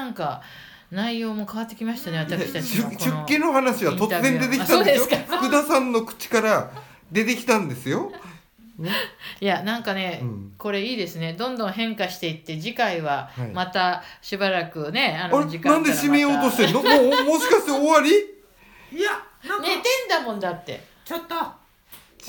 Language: Japanese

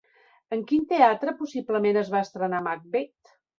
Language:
Catalan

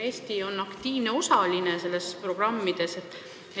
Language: Estonian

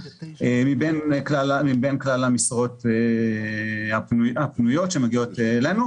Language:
Hebrew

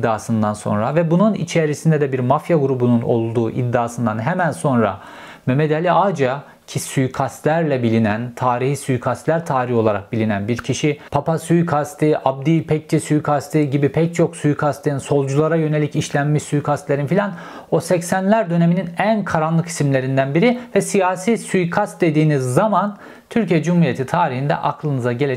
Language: Turkish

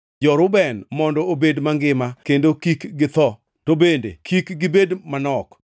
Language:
Luo (Kenya and Tanzania)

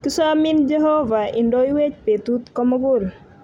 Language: Kalenjin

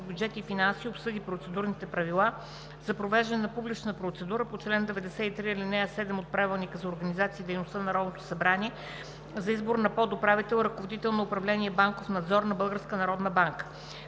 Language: Bulgarian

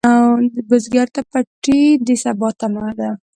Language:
Pashto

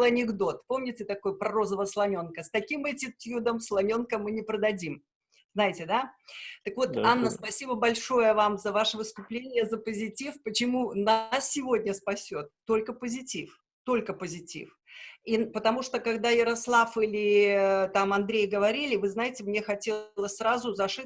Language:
Russian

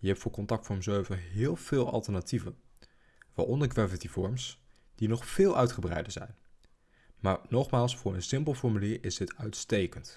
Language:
Dutch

